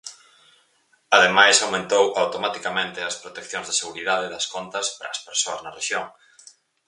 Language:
Galician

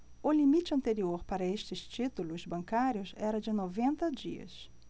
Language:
Portuguese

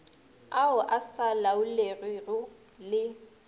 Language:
Northern Sotho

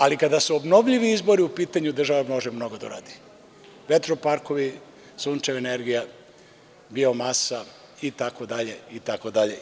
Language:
Serbian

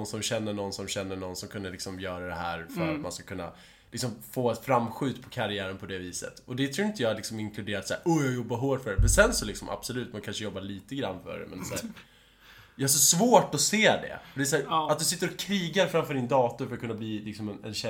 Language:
Swedish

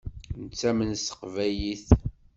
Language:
Kabyle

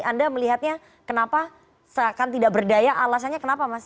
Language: Indonesian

